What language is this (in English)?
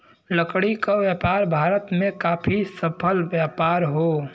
Bhojpuri